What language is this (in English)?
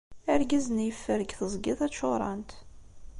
Kabyle